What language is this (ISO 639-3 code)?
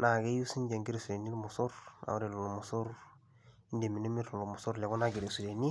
mas